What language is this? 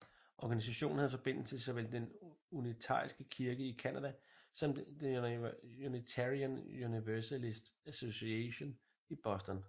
Danish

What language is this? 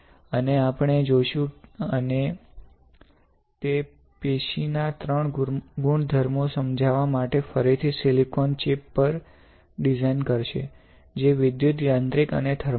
Gujarati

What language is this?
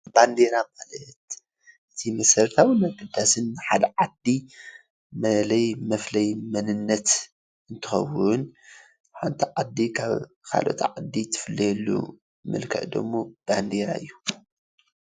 Tigrinya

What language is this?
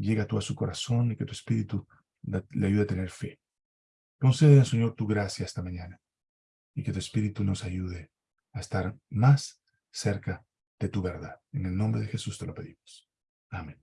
Spanish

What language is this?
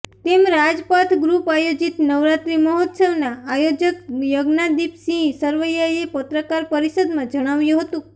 Gujarati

